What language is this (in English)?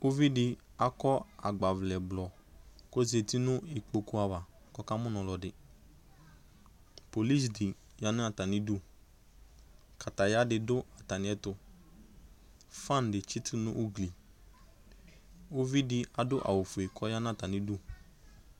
Ikposo